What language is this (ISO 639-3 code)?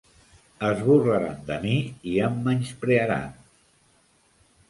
cat